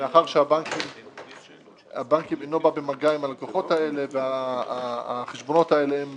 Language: Hebrew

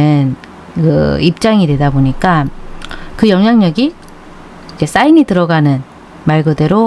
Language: Korean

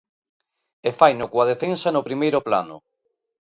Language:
Galician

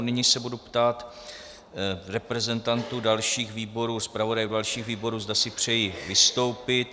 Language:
Czech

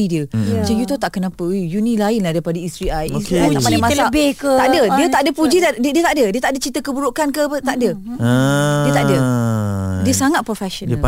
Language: Malay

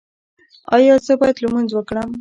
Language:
Pashto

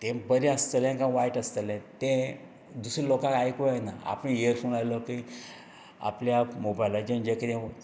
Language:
Konkani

